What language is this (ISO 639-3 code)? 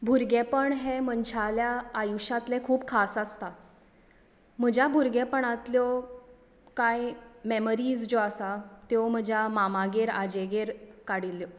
kok